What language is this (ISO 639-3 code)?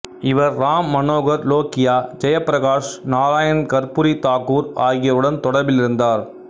tam